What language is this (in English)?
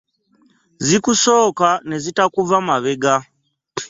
Ganda